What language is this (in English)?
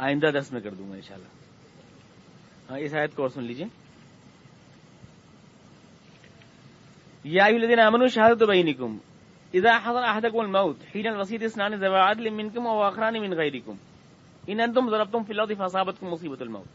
Urdu